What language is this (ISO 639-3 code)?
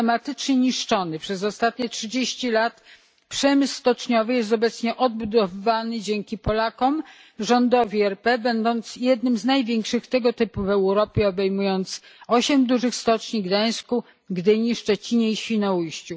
pol